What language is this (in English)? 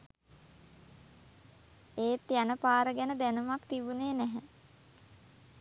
Sinhala